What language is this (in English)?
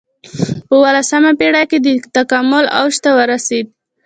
Pashto